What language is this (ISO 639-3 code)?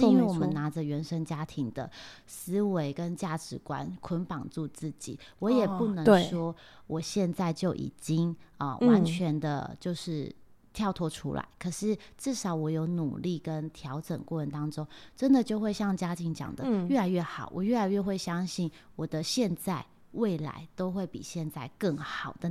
zho